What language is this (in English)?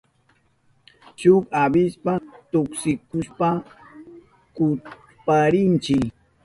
Southern Pastaza Quechua